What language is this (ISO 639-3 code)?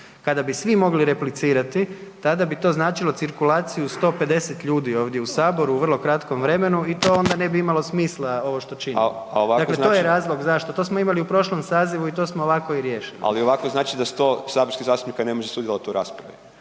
hrv